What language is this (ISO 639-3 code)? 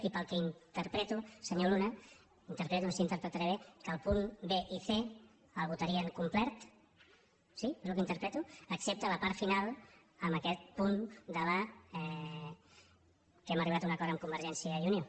cat